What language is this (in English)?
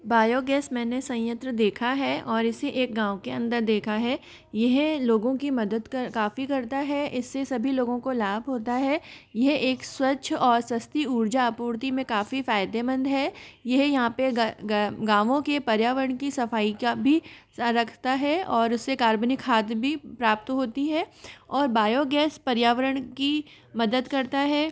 Hindi